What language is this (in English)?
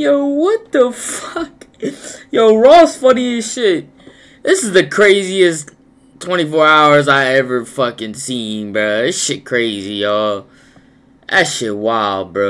English